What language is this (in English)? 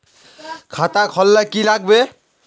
Magahi